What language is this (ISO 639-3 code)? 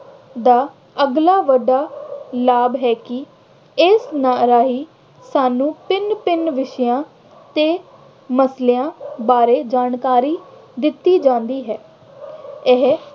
pan